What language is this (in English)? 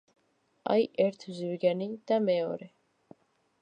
Georgian